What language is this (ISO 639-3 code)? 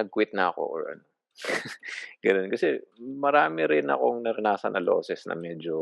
fil